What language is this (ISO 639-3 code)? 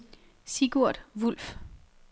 dan